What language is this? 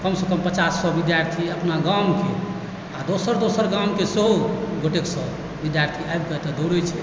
Maithili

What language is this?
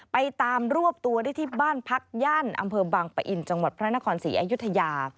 Thai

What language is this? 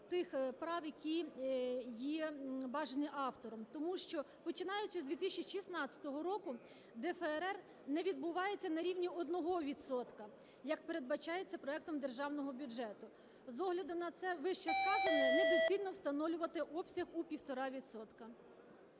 Ukrainian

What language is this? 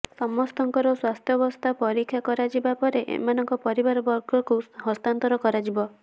Odia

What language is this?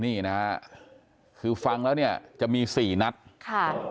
Thai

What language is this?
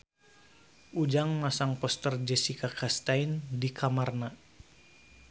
Sundanese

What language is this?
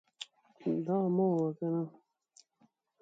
Pashto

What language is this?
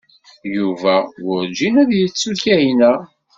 Kabyle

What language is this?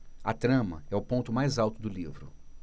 Portuguese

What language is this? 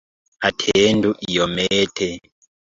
Esperanto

